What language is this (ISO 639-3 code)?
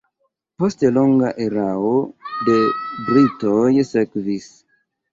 epo